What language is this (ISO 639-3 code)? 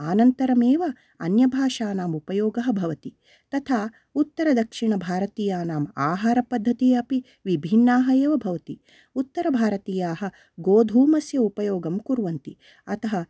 san